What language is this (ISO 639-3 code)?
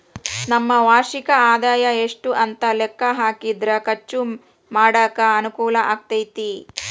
kan